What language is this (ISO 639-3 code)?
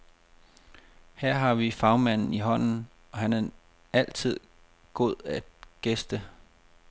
dan